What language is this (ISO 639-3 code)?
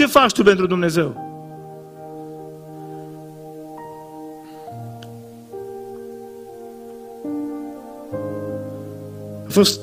ron